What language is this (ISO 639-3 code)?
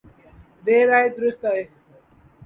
urd